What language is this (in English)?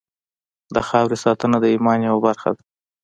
Pashto